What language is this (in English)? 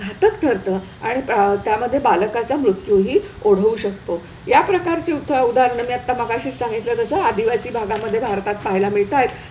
Marathi